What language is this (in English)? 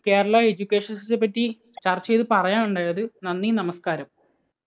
Malayalam